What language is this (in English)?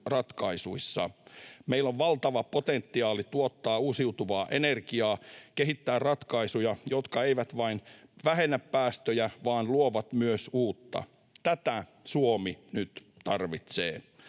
Finnish